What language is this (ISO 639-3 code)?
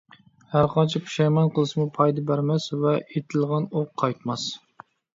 uig